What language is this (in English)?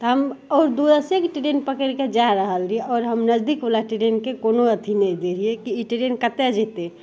Maithili